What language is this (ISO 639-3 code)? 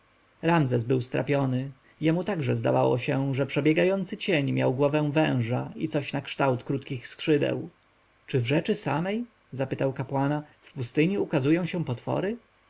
pol